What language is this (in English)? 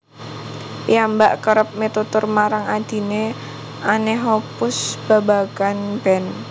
Javanese